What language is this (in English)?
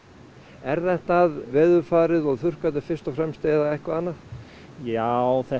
Icelandic